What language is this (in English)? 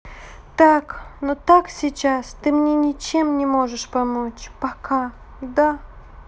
Russian